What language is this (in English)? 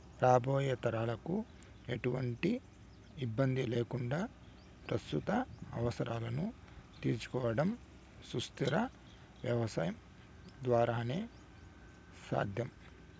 Telugu